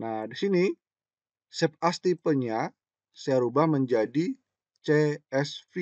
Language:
Indonesian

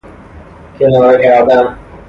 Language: Persian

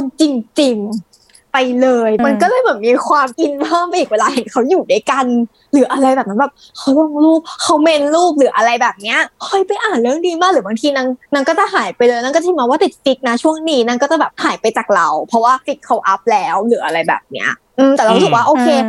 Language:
Thai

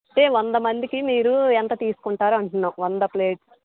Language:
Telugu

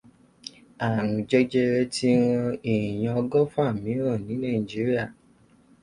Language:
Yoruba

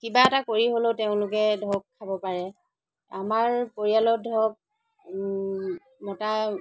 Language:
Assamese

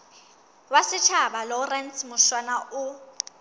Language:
Southern Sotho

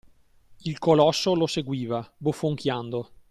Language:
Italian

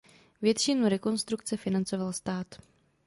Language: Czech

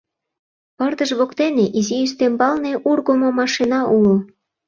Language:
Mari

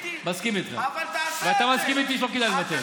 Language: Hebrew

